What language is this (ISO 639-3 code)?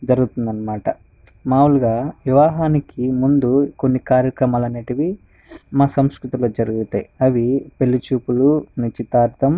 tel